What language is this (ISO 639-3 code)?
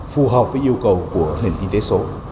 vie